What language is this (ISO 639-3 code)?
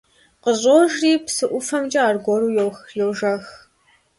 kbd